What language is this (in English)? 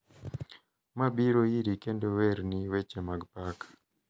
Luo (Kenya and Tanzania)